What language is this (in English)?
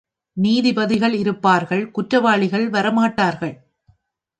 Tamil